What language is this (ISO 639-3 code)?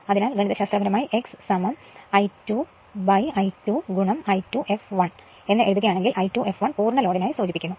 mal